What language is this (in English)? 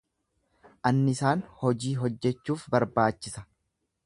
Oromo